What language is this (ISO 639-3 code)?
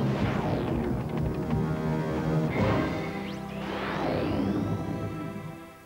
ell